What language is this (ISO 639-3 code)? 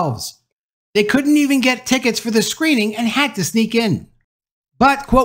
eng